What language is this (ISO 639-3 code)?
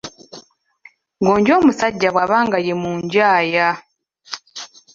lug